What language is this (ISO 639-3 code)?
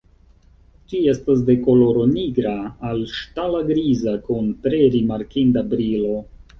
epo